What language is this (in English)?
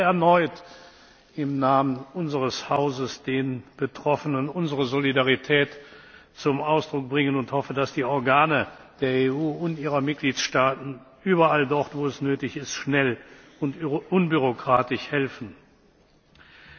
German